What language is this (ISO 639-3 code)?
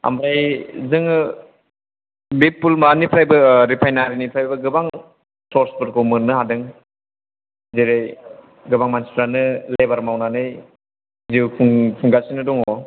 brx